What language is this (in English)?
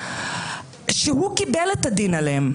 Hebrew